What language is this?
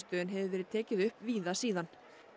Icelandic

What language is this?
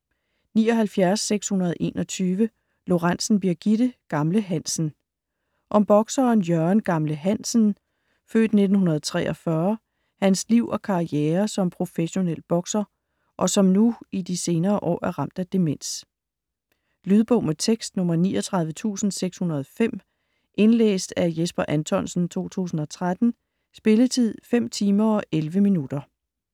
Danish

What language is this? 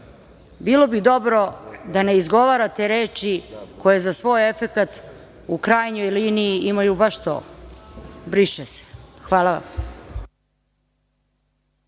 Serbian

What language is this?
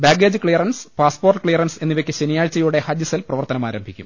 Malayalam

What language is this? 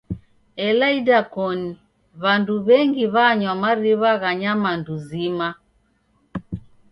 Taita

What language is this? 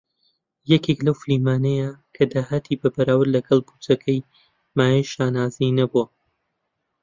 Central Kurdish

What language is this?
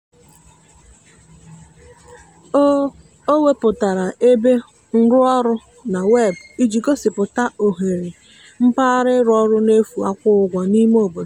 Igbo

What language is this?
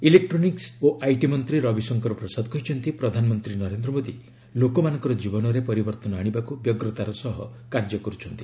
Odia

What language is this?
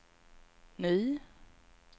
Swedish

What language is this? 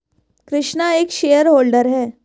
Hindi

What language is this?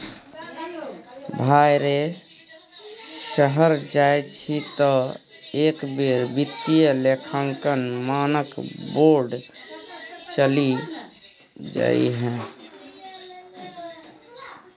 Maithili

